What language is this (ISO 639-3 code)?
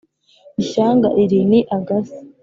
kin